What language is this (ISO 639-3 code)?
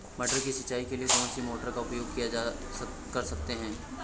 hin